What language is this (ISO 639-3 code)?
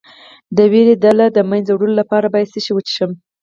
pus